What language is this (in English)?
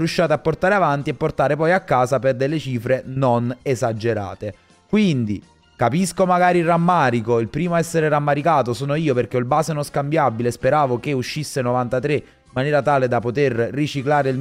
Italian